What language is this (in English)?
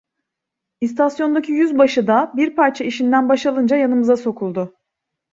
Turkish